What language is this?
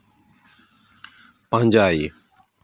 Santali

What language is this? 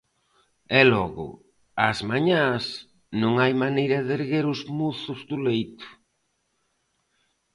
Galician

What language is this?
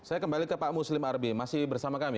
Indonesian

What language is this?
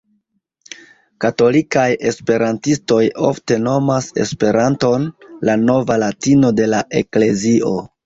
Esperanto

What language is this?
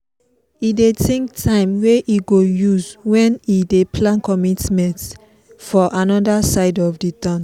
Nigerian Pidgin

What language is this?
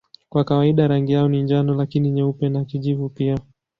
Swahili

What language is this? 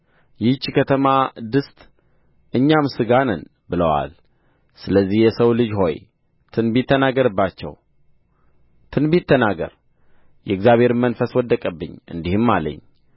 Amharic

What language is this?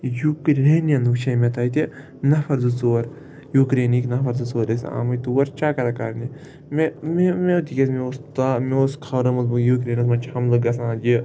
Kashmiri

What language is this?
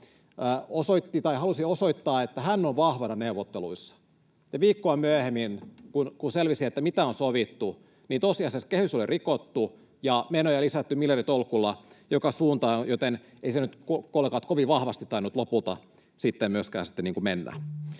Finnish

